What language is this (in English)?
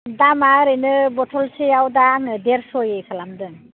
Bodo